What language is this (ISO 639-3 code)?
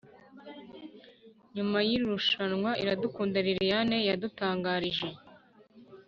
kin